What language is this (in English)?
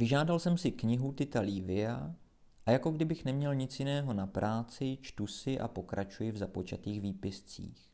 Czech